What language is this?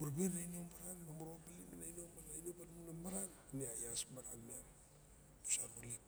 Barok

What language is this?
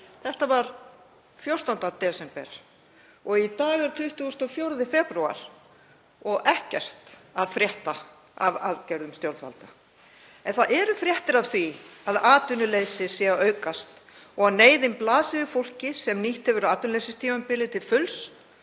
Icelandic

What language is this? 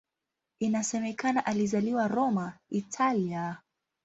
Swahili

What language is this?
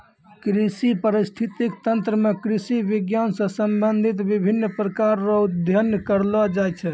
Maithili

